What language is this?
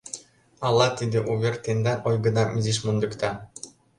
Mari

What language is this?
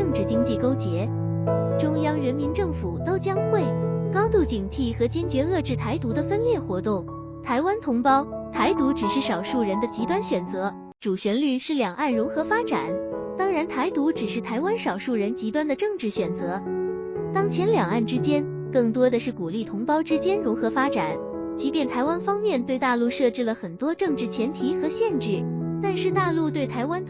Chinese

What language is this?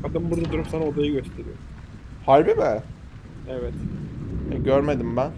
Turkish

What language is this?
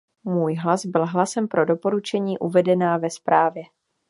Czech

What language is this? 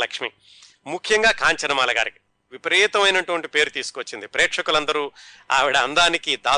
Telugu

